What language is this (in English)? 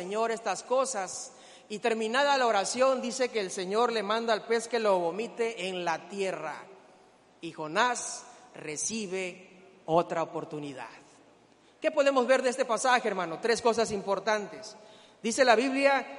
Spanish